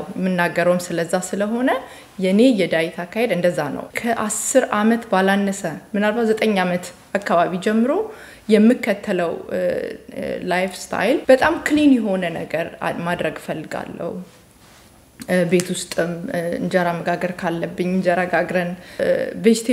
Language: Arabic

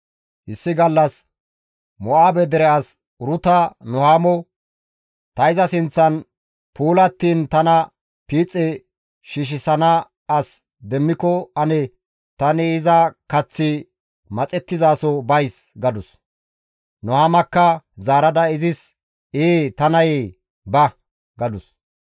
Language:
Gamo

